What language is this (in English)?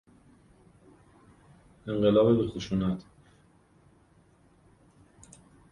Persian